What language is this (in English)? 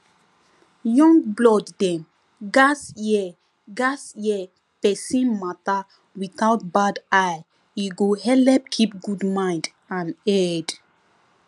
Nigerian Pidgin